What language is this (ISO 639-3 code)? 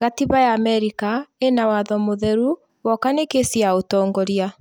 kik